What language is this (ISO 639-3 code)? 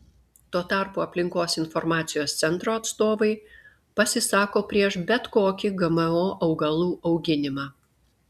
lit